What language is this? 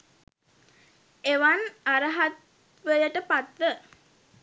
Sinhala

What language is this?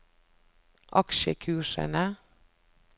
Norwegian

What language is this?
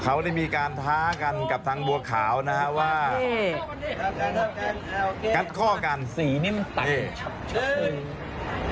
Thai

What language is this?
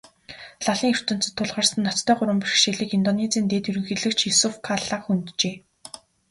Mongolian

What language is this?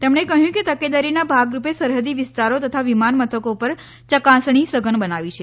Gujarati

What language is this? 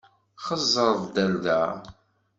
Kabyle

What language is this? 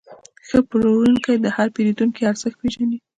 Pashto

